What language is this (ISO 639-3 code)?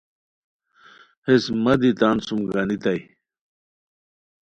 khw